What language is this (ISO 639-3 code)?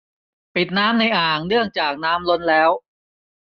tha